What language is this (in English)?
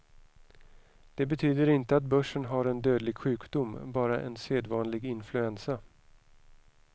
Swedish